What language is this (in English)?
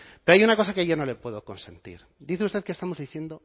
Spanish